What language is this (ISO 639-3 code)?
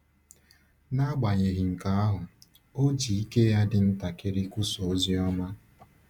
ibo